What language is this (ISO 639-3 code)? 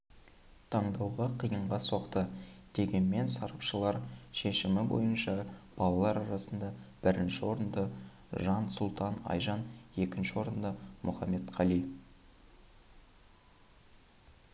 kaz